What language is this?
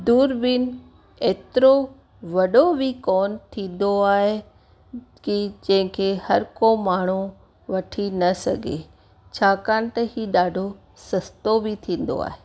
Sindhi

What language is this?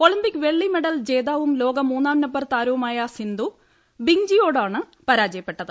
Malayalam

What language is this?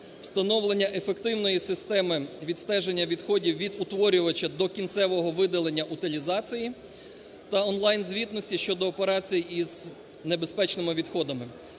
Ukrainian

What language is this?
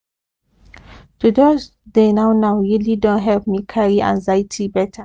Nigerian Pidgin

